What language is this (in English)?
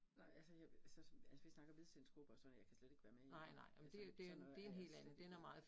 Danish